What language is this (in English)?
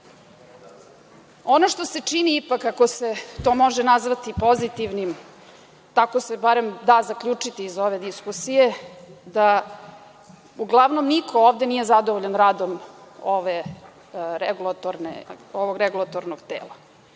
Serbian